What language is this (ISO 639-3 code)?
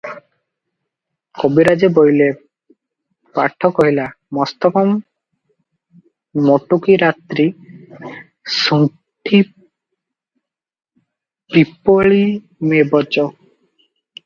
ori